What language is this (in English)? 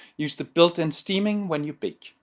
English